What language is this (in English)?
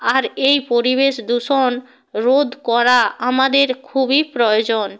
Bangla